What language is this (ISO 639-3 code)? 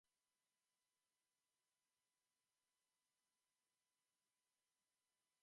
eus